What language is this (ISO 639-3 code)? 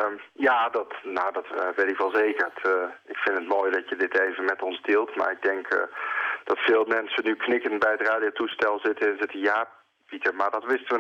nld